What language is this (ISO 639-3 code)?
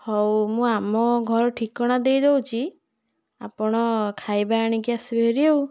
ori